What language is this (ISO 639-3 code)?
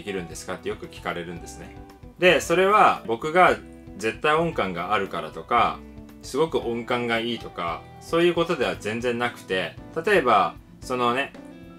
jpn